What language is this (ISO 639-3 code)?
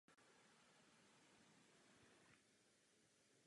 ces